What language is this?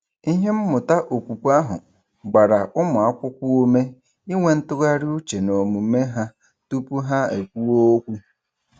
Igbo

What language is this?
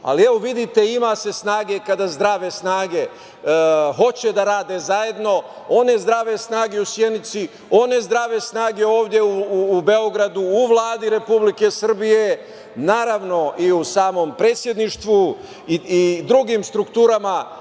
Serbian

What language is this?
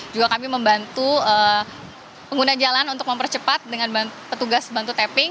Indonesian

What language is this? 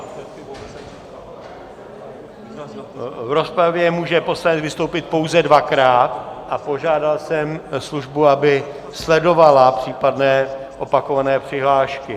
Czech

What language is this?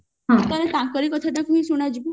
Odia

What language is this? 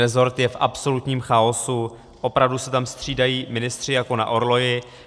Czech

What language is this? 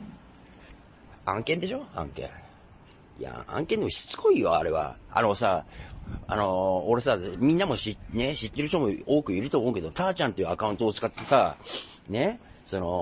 Japanese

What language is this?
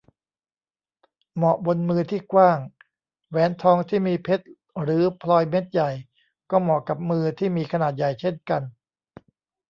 Thai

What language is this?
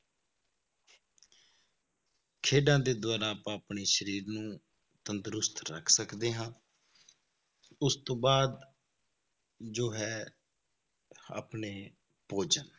Punjabi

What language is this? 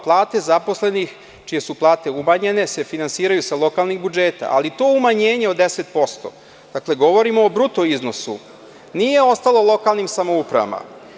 Serbian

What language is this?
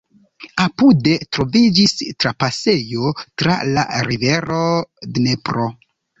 Esperanto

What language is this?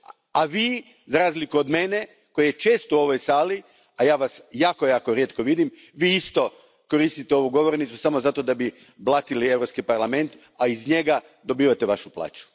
Croatian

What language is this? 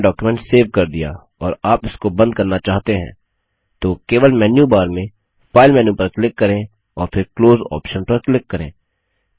Hindi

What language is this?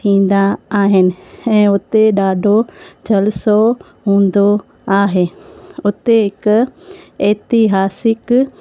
Sindhi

